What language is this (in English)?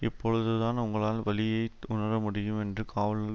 Tamil